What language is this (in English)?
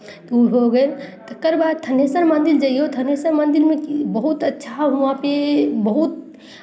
Maithili